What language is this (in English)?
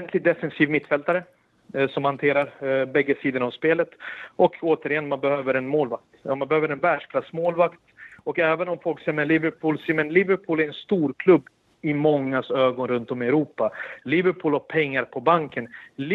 Swedish